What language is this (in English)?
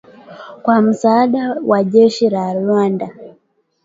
Swahili